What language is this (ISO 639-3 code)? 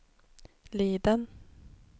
swe